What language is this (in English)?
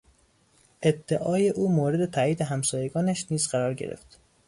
Persian